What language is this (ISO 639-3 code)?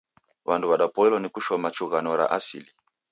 dav